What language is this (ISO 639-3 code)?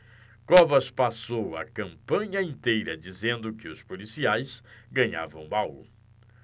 por